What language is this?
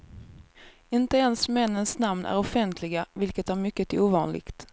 Swedish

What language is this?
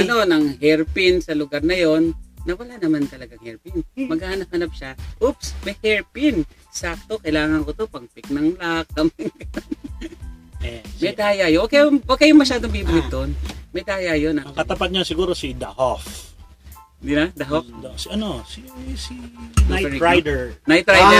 Filipino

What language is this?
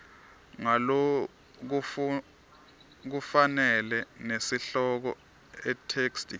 Swati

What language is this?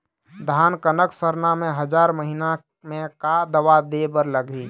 Chhattisgarhi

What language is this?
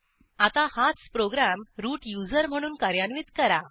Marathi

